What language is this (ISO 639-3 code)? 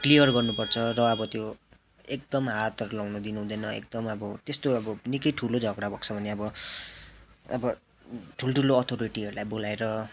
nep